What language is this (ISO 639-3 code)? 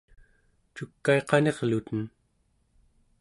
esu